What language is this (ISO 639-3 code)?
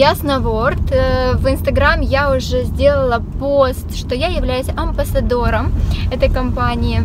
rus